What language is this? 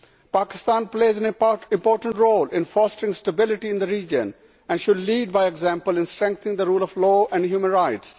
English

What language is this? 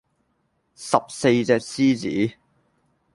Cantonese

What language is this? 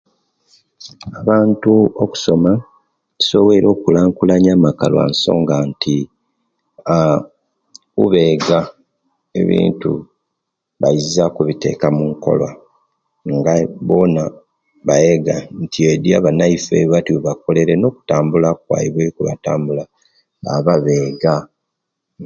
Kenyi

